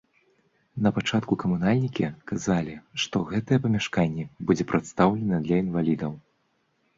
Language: Belarusian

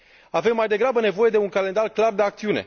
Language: Romanian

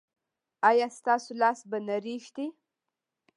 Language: Pashto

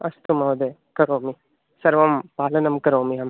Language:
Sanskrit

